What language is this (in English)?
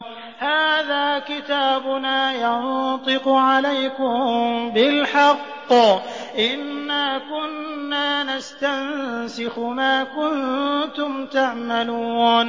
Arabic